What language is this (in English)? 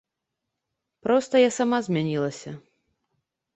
Belarusian